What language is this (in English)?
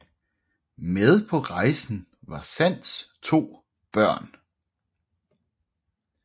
Danish